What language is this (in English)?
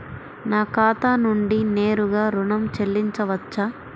Telugu